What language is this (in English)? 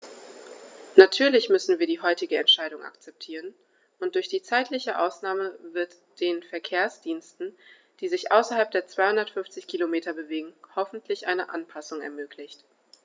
German